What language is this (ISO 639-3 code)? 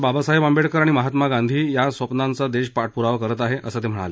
mar